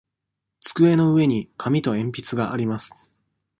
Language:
Japanese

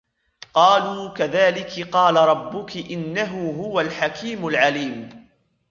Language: Arabic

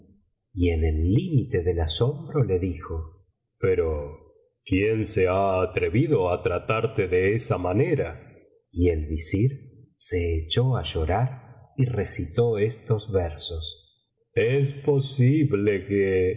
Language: Spanish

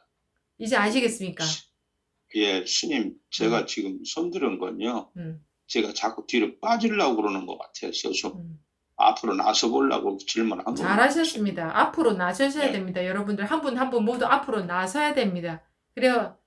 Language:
Korean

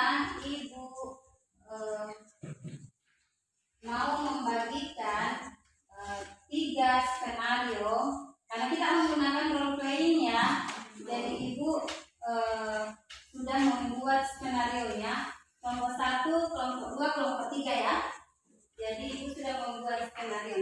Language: Indonesian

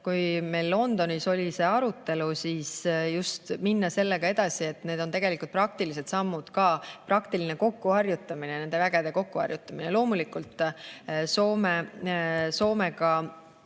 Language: Estonian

